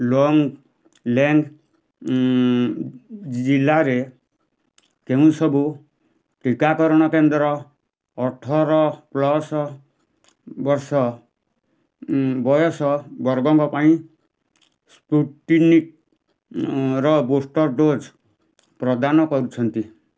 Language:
Odia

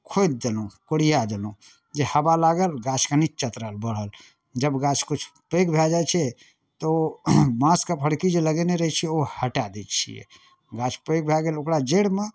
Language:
Maithili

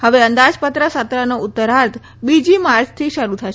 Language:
Gujarati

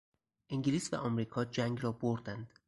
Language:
Persian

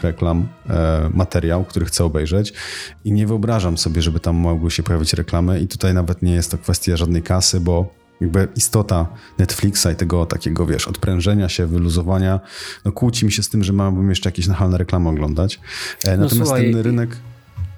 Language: Polish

